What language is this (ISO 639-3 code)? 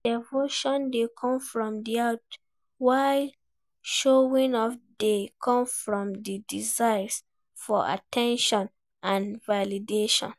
pcm